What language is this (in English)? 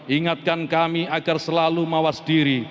Indonesian